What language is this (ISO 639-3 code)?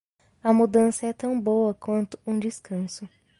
por